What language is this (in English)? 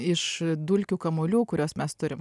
Lithuanian